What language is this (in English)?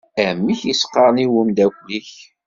Kabyle